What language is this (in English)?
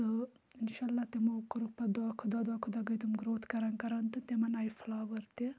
Kashmiri